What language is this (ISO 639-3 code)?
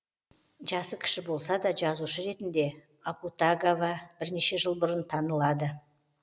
kaz